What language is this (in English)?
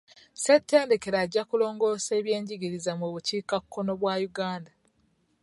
Ganda